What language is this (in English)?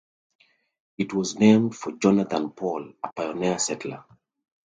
English